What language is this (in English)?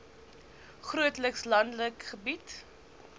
Afrikaans